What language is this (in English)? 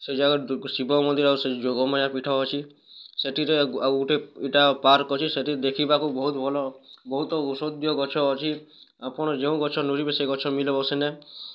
Odia